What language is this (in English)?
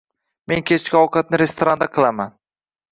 Uzbek